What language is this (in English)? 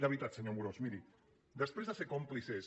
Catalan